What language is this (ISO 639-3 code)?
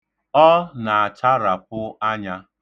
ibo